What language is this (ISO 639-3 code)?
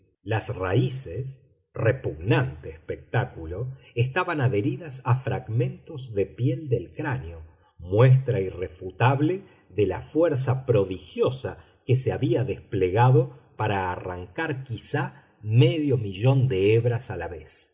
spa